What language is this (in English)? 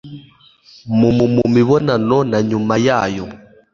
Kinyarwanda